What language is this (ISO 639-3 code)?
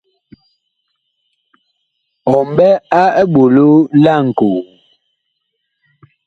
bkh